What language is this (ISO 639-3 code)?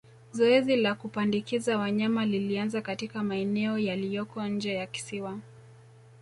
swa